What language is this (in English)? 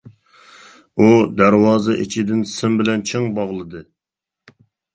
Uyghur